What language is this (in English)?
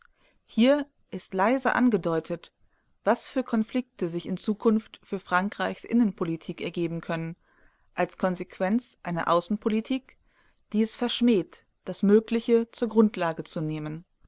German